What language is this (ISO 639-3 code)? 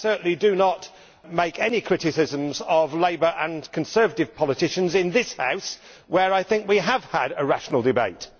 eng